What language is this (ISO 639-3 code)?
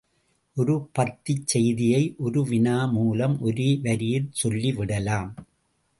tam